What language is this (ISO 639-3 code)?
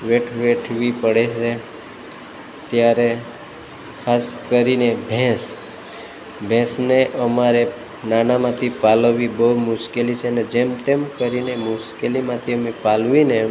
guj